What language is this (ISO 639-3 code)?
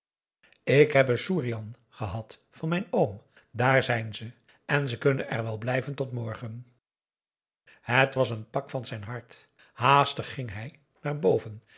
nld